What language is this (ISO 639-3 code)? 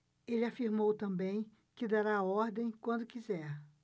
por